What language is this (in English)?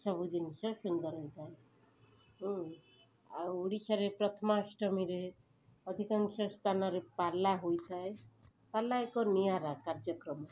Odia